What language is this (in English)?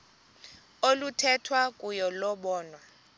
Xhosa